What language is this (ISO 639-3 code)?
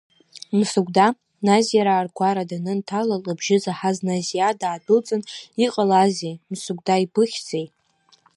abk